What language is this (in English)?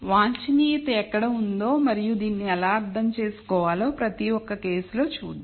Telugu